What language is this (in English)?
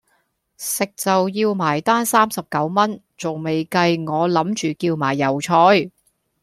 Cantonese